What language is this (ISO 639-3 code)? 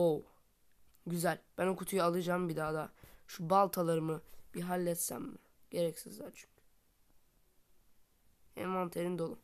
tur